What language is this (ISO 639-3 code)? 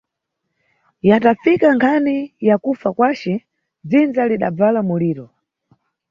nyu